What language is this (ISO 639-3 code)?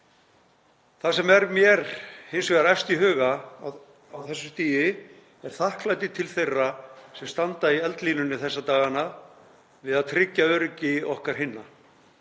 isl